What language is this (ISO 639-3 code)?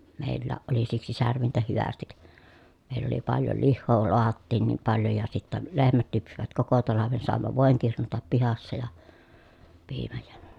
fin